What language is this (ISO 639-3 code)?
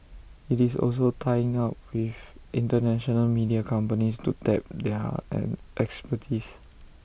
eng